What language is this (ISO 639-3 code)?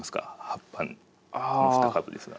jpn